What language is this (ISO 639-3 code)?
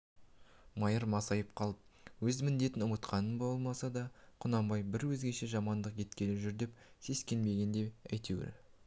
kaz